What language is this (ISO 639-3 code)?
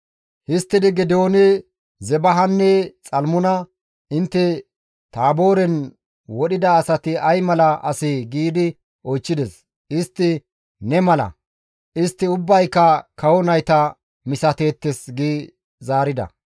gmv